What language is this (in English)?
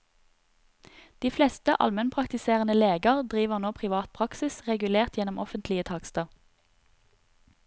Norwegian